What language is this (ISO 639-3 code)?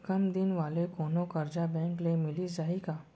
hne